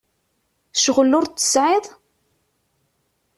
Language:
Kabyle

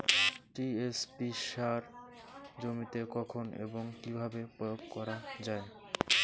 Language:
Bangla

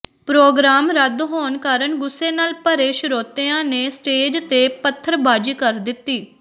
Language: Punjabi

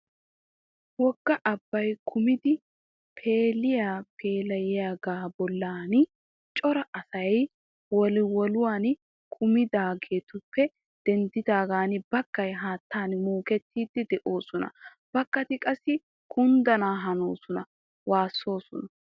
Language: Wolaytta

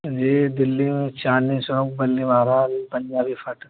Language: Urdu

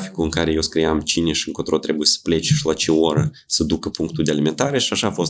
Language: Romanian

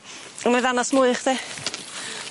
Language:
Welsh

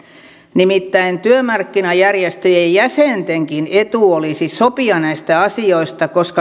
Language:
Finnish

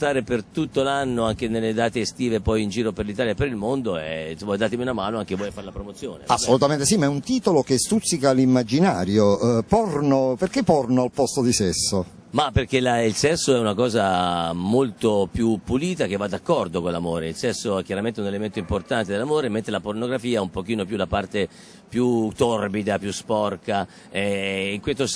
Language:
Italian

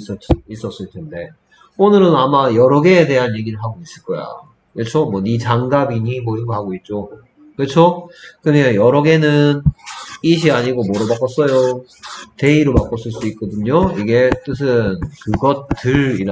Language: Korean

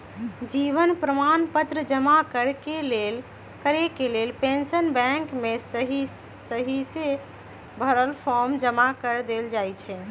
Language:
Magahi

